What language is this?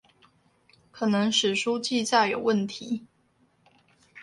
Chinese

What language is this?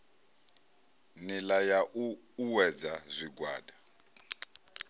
Venda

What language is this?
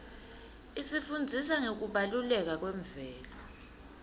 Swati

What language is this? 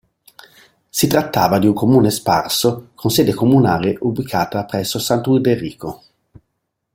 Italian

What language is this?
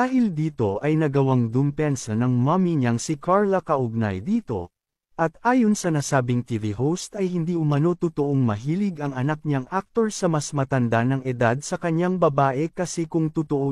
Filipino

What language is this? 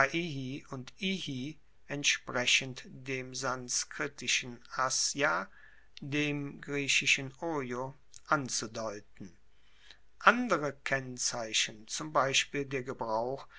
German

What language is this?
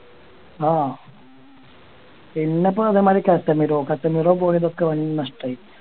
Malayalam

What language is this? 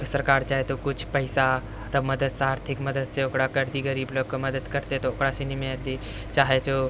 Maithili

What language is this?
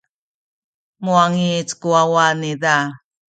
Sakizaya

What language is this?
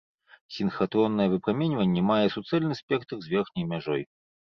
Belarusian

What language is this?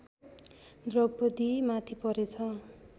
Nepali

